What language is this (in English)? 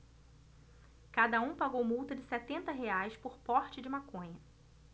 Portuguese